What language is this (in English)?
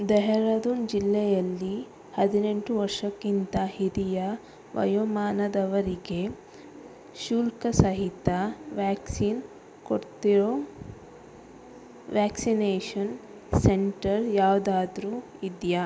Kannada